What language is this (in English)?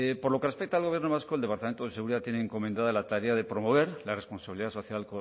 Spanish